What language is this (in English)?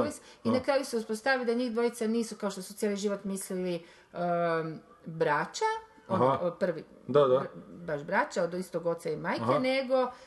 Croatian